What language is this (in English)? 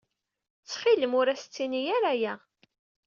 Kabyle